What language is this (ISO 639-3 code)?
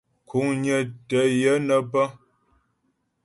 bbj